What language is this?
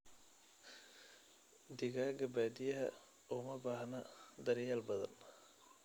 Somali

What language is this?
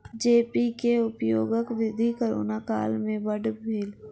Maithili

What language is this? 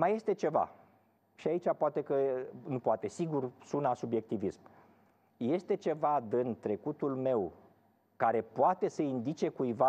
Romanian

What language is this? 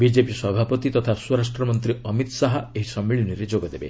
Odia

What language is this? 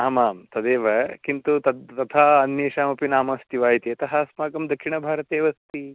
Sanskrit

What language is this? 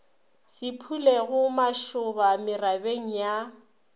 Northern Sotho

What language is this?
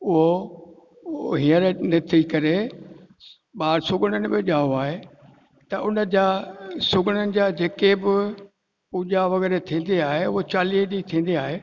Sindhi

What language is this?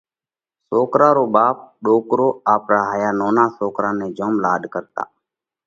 Parkari Koli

